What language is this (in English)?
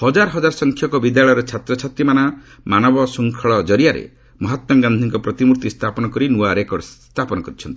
Odia